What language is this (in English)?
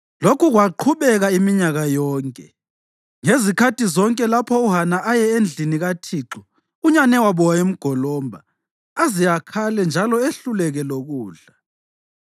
North Ndebele